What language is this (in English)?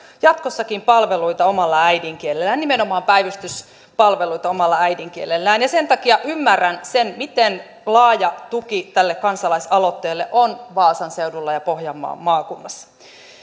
Finnish